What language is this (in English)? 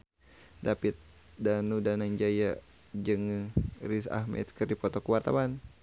Sundanese